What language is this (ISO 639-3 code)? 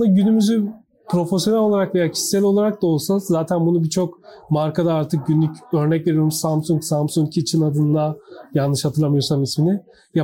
tur